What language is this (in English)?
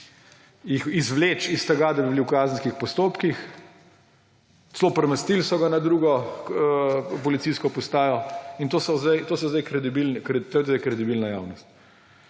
Slovenian